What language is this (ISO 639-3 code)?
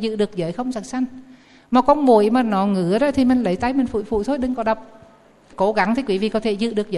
vie